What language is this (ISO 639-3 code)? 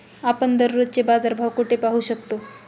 mar